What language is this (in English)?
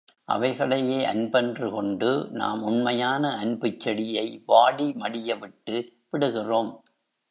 Tamil